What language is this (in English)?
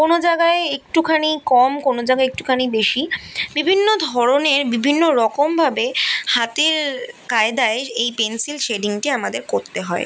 Bangla